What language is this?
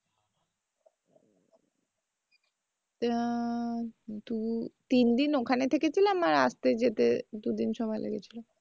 Bangla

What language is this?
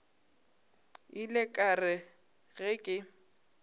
Northern Sotho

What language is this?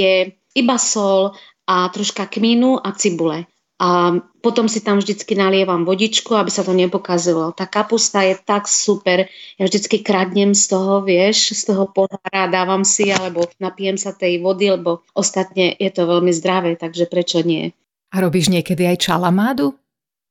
Slovak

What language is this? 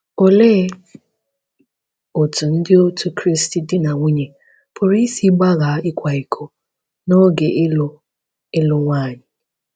Igbo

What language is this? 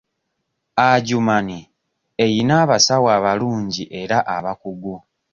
Ganda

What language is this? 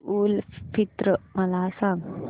Marathi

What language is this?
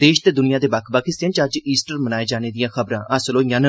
Dogri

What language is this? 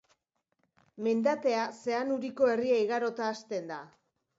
Basque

